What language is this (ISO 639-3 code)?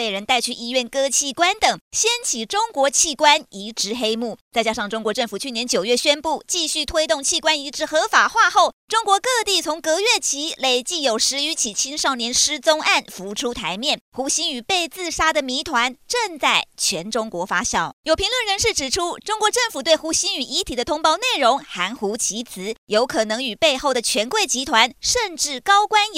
zho